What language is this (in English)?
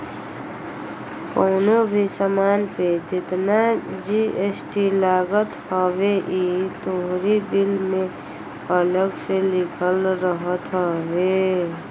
Bhojpuri